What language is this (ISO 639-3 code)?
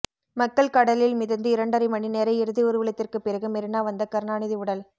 tam